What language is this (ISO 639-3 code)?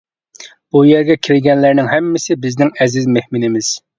uig